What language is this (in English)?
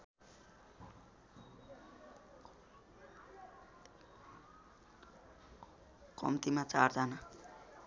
Nepali